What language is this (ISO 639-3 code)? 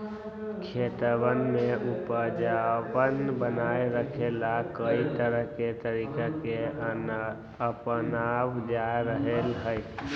mag